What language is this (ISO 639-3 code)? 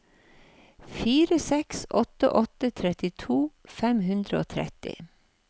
nor